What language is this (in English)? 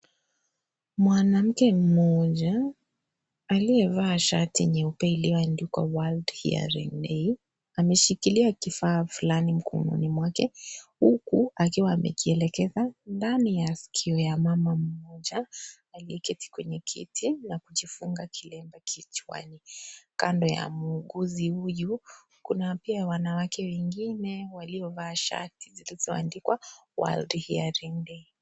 Swahili